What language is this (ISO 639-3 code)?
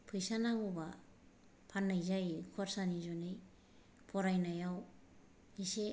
brx